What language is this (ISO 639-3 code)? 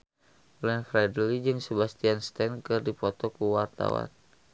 sun